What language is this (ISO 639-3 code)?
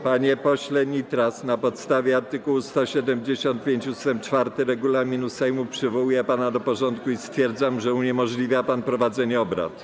pol